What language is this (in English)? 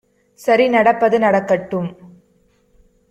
Tamil